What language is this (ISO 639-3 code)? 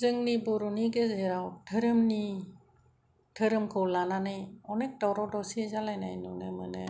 brx